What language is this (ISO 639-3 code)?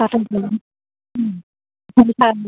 asm